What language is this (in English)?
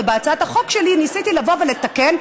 Hebrew